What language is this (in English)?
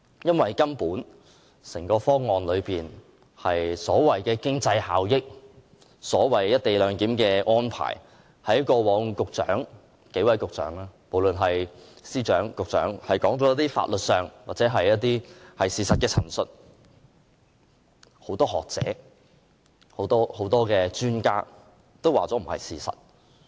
Cantonese